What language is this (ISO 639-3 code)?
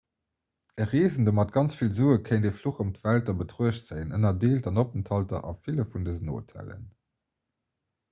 ltz